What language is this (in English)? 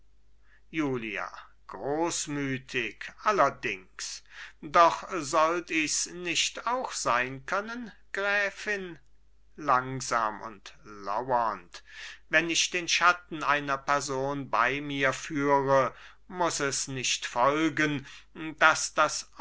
German